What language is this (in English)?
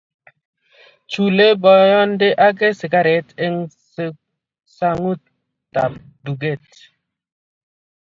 Kalenjin